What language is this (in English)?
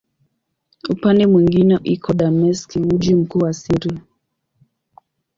Swahili